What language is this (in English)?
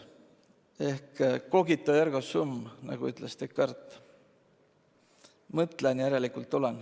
Estonian